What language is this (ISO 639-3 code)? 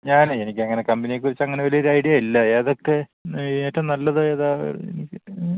mal